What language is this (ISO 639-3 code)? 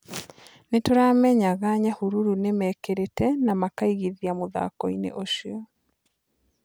kik